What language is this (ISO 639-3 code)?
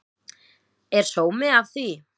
isl